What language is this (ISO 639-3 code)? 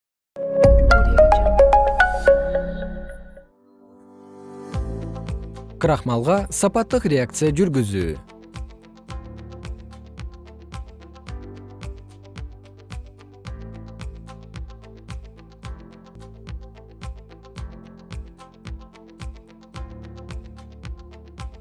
kir